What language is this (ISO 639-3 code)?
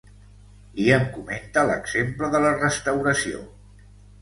cat